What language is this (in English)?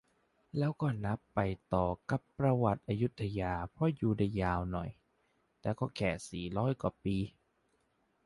Thai